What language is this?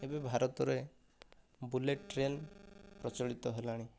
Odia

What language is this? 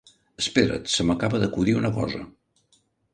Catalan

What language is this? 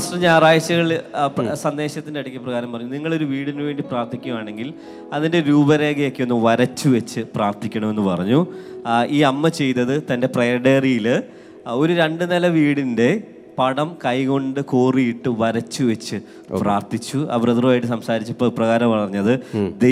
Malayalam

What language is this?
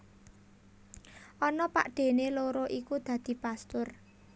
Javanese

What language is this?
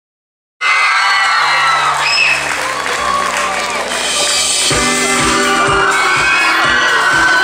Arabic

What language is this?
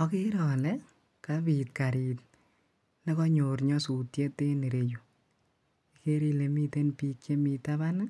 Kalenjin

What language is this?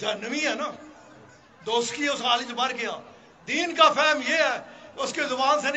Arabic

